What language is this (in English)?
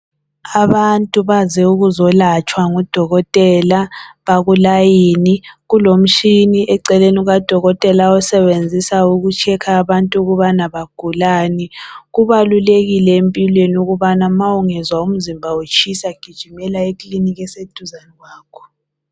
North Ndebele